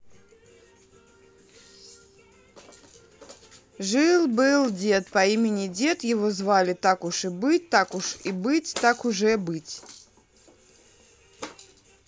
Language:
Russian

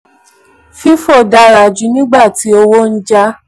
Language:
Yoruba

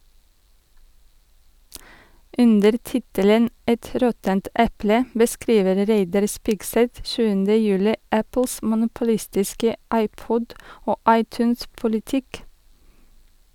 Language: Norwegian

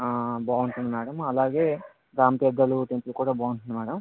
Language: Telugu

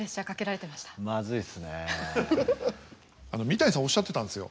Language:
Japanese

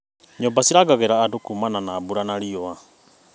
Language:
Kikuyu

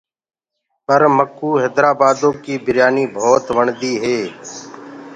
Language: Gurgula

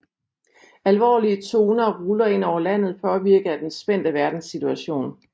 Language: Danish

